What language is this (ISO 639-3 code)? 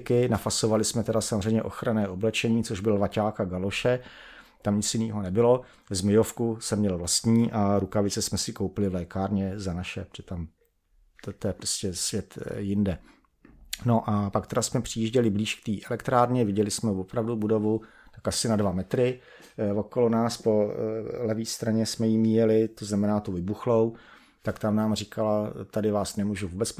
ces